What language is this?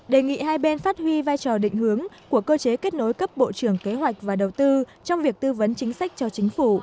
Vietnamese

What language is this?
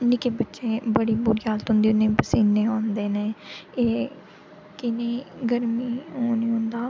Dogri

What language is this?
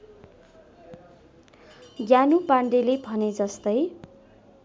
Nepali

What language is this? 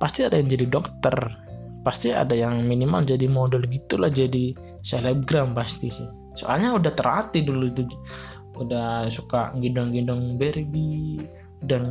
Indonesian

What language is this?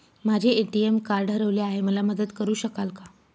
Marathi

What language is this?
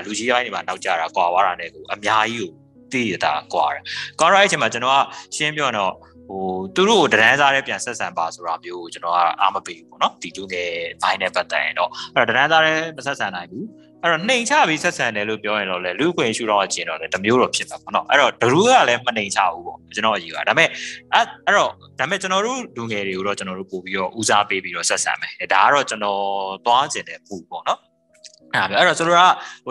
Thai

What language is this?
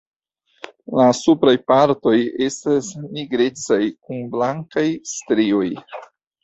Esperanto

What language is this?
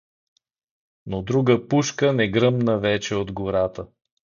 Bulgarian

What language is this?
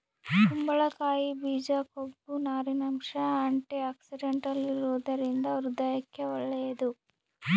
Kannada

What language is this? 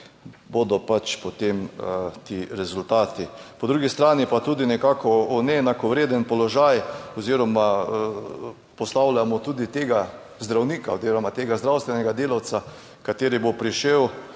Slovenian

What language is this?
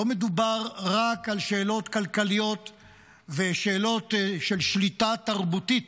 Hebrew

